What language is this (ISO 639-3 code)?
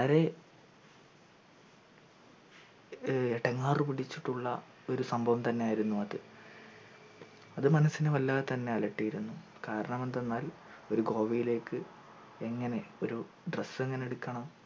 mal